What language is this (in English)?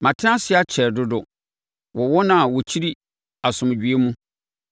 Akan